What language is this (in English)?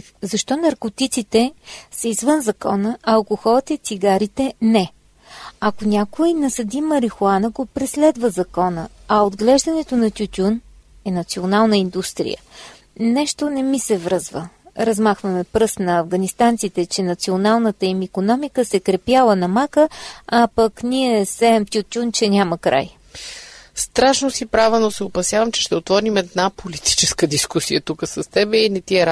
Bulgarian